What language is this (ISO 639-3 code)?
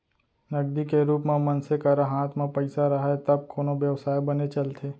hne